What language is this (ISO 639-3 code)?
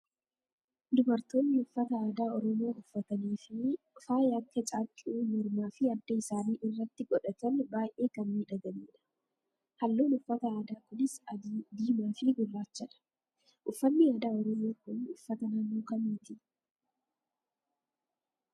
orm